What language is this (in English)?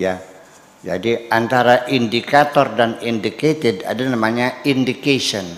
Indonesian